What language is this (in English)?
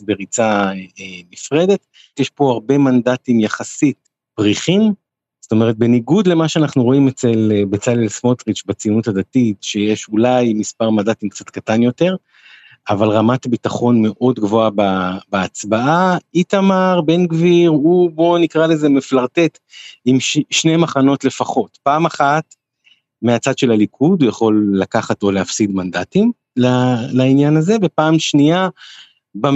Hebrew